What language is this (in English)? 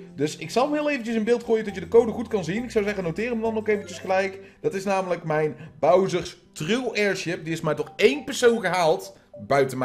Dutch